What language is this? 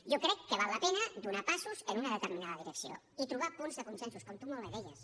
Catalan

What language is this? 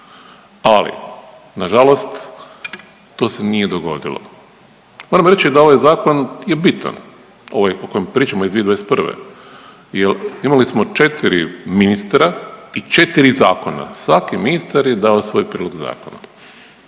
Croatian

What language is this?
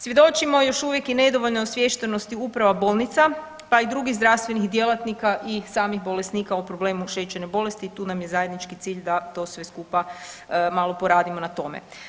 Croatian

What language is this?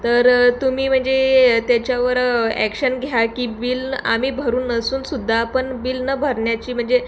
Marathi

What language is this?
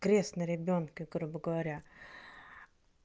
Russian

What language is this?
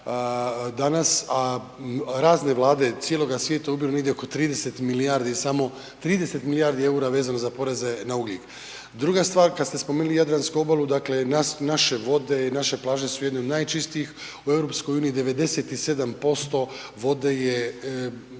Croatian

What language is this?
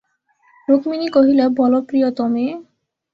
Bangla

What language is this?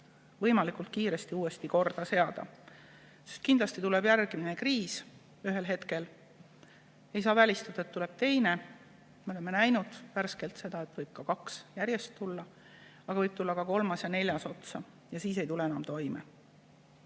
Estonian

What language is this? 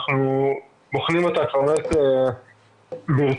Hebrew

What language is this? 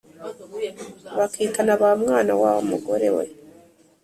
Kinyarwanda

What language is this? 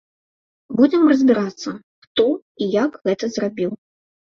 Belarusian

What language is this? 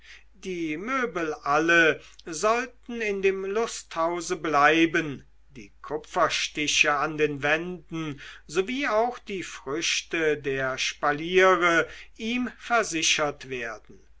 German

